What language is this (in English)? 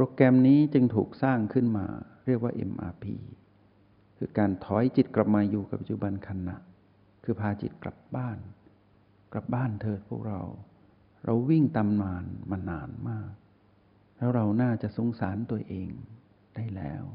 Thai